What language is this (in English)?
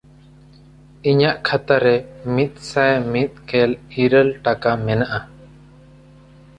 Santali